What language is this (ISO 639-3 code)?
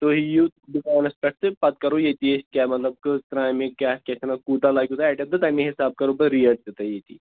kas